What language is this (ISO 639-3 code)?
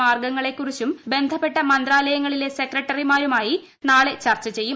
mal